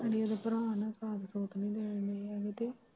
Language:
Punjabi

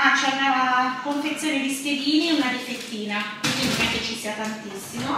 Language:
Italian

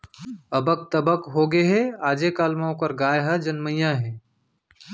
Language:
Chhattisgarhi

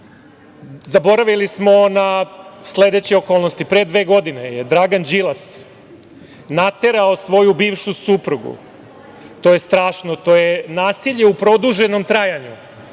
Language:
Serbian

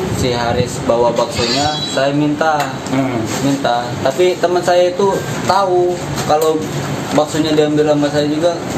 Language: Indonesian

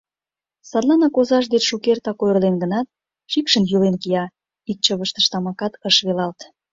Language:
Mari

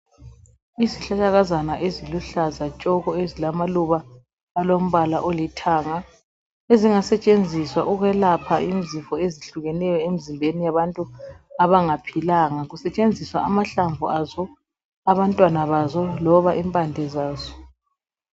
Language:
North Ndebele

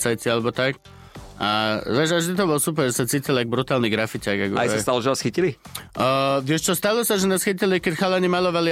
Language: Slovak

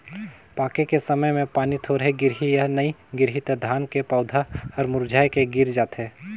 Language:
Chhattisgarhi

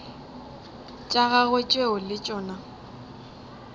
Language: Northern Sotho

